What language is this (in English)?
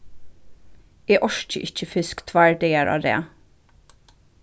Faroese